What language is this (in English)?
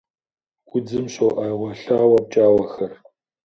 Kabardian